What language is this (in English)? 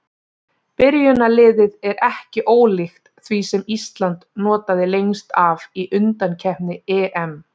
Icelandic